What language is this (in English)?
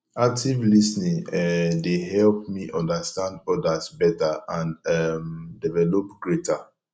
Nigerian Pidgin